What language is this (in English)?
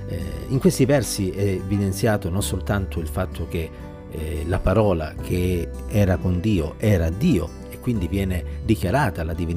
Italian